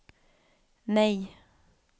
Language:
Swedish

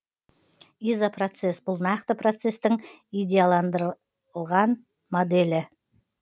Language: Kazakh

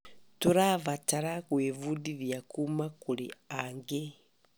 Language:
Kikuyu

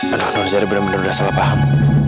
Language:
Indonesian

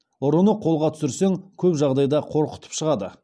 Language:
Kazakh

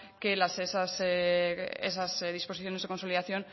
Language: Spanish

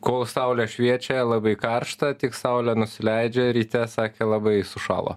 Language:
Lithuanian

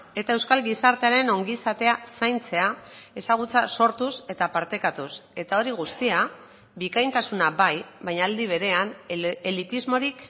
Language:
Basque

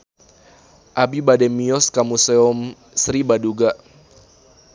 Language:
Sundanese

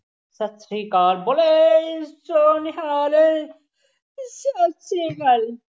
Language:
Punjabi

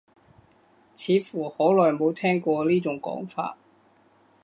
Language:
Cantonese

